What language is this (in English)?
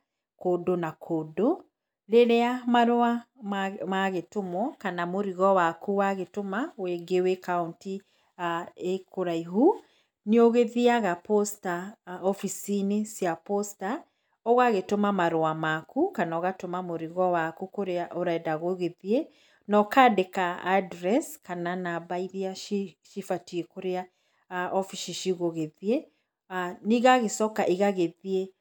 Kikuyu